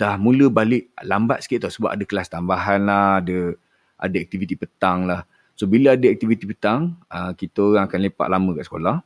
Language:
Malay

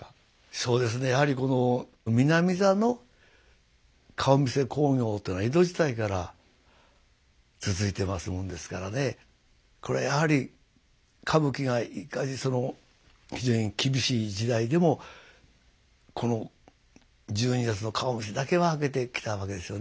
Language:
Japanese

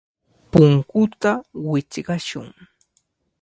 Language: Cajatambo North Lima Quechua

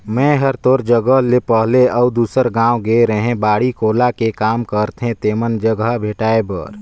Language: Chhattisgarhi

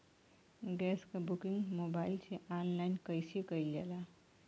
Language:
Bhojpuri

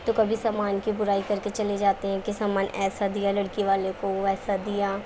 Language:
Urdu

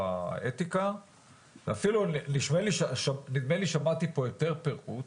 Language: Hebrew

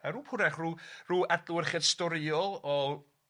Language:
Welsh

